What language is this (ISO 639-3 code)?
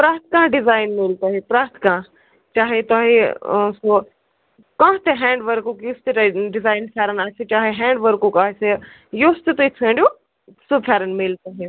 kas